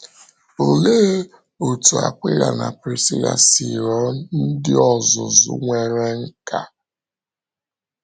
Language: Igbo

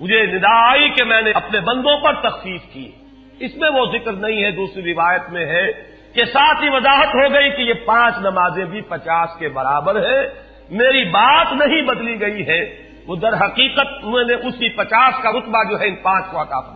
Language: Urdu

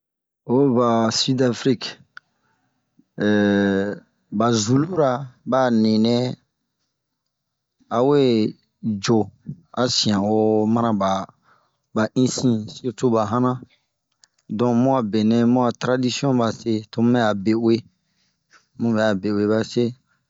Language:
Bomu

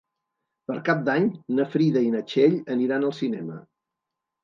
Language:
Catalan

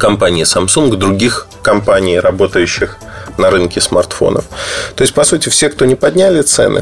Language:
Russian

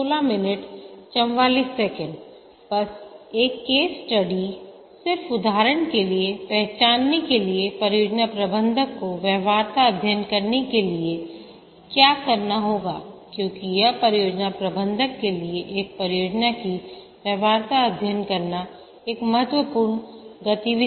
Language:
Hindi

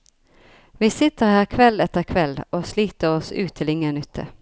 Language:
Norwegian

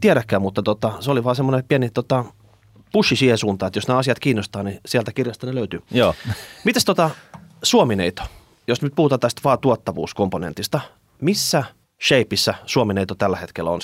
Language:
Finnish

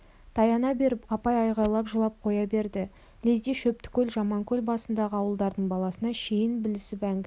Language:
Kazakh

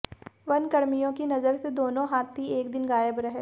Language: Hindi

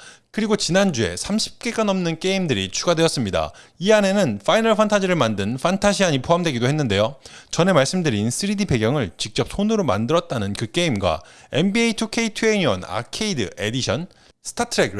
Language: Korean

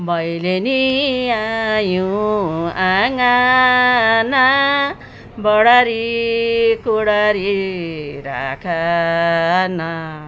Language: Nepali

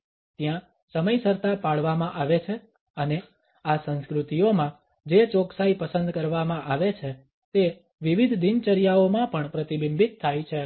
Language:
Gujarati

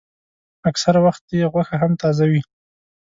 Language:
Pashto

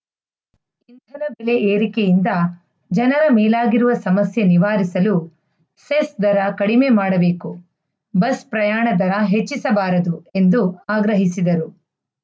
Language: Kannada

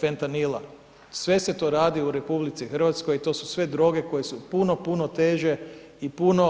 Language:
Croatian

